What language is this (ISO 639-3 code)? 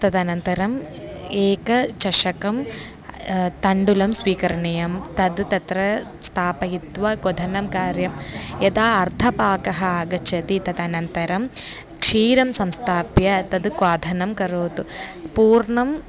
san